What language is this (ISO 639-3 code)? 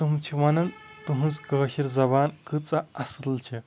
kas